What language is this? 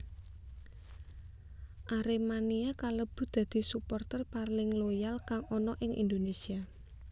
Javanese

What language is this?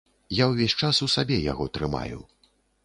Belarusian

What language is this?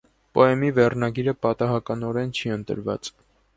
Armenian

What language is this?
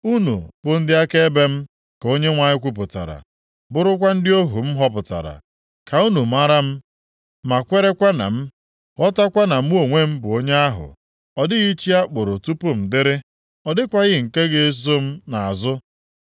Igbo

